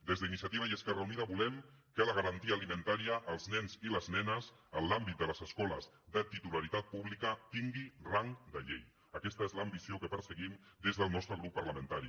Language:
Catalan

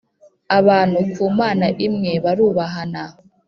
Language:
Kinyarwanda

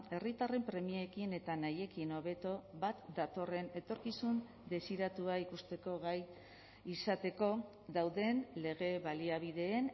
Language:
Basque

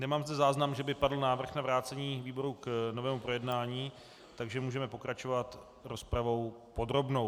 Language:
Czech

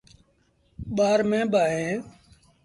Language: Sindhi Bhil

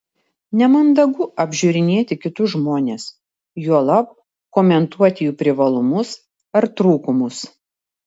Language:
Lithuanian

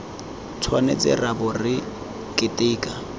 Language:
Tswana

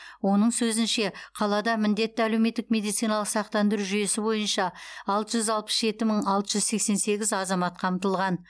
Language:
Kazakh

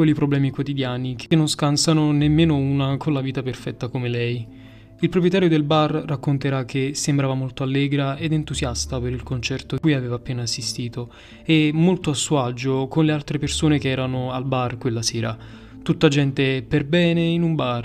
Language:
Italian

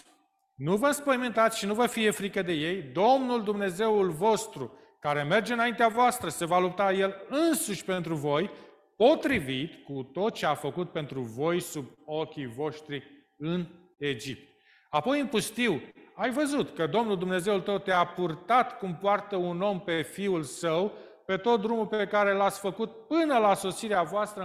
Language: Romanian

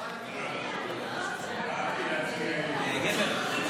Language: Hebrew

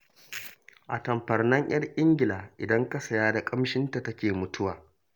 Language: Hausa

